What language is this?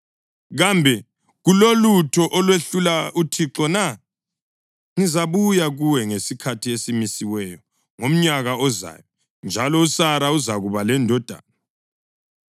North Ndebele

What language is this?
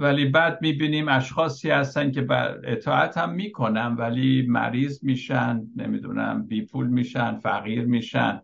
Persian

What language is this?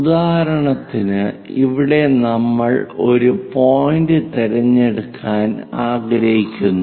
Malayalam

